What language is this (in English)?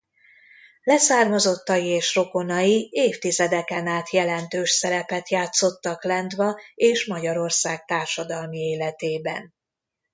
Hungarian